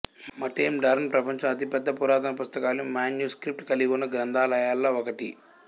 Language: Telugu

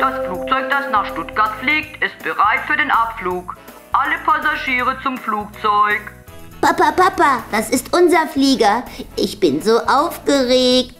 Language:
German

